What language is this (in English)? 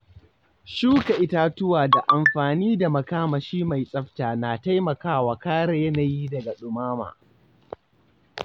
Hausa